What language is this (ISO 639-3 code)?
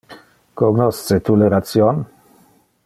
ina